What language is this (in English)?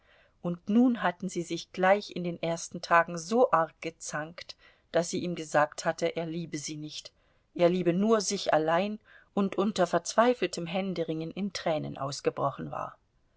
German